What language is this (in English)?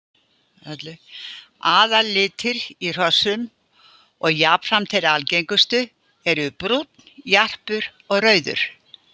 Icelandic